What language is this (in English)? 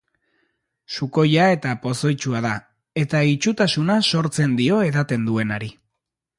Basque